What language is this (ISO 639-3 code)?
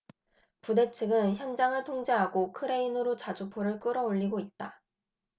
kor